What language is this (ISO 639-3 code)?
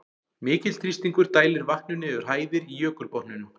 isl